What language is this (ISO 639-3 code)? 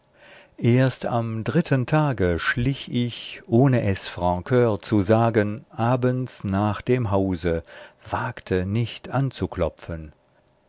deu